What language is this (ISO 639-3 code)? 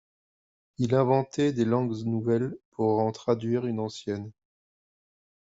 fra